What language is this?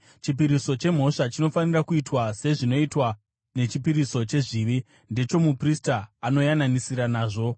Shona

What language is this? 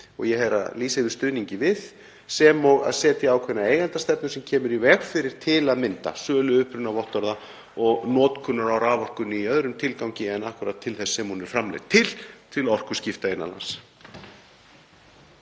Icelandic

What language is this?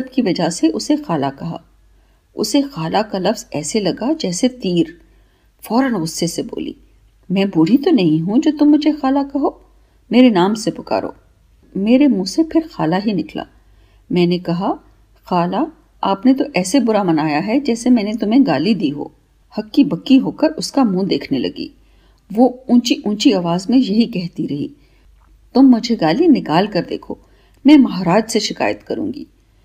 Hindi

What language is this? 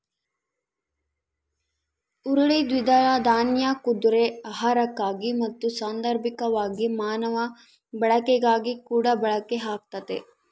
Kannada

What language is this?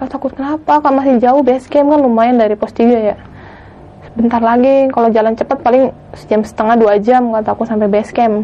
Indonesian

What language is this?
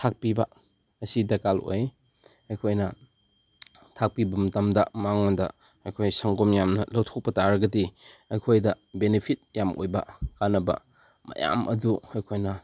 Manipuri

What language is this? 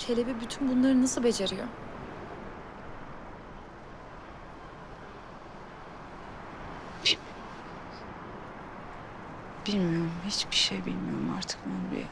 Turkish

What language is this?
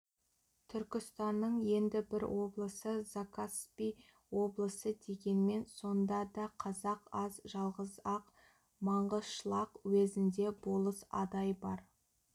Kazakh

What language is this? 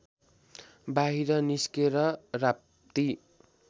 Nepali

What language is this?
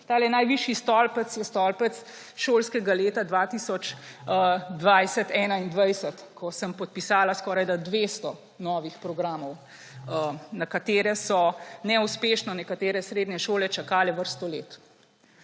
Slovenian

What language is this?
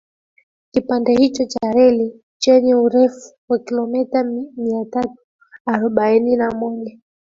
Swahili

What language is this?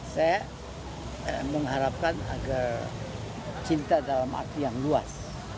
Indonesian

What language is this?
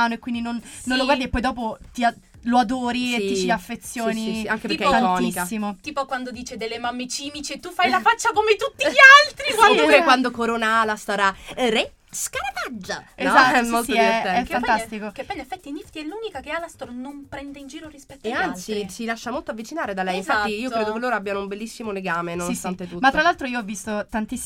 Italian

